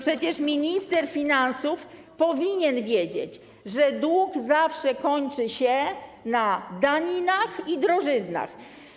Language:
Polish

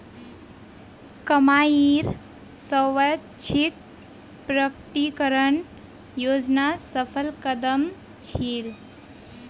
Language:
Magahi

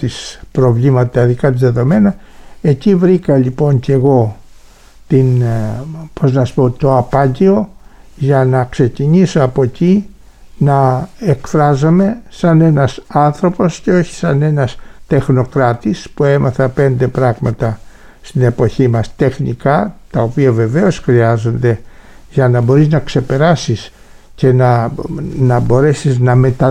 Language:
Greek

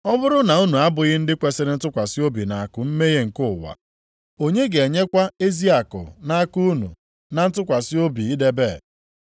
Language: Igbo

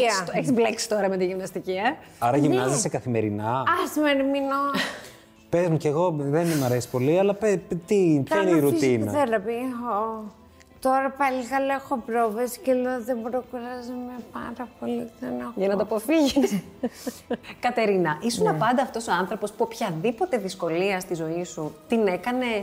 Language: Greek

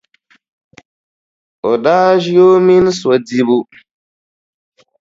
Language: Dagbani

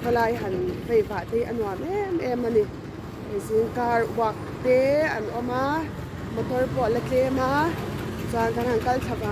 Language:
Thai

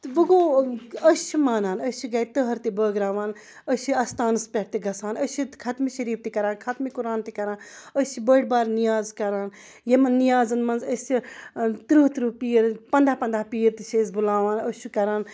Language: Kashmiri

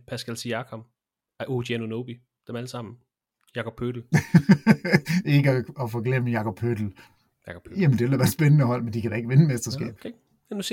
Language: Danish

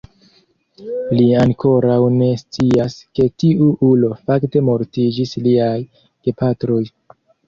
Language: Esperanto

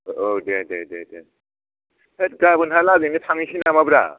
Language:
Bodo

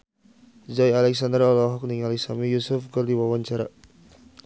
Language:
Sundanese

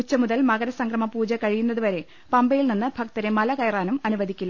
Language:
Malayalam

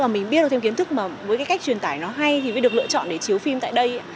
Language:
Vietnamese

